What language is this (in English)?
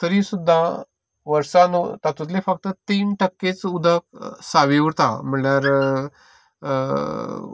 Konkani